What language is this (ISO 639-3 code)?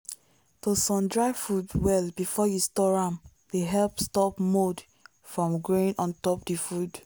pcm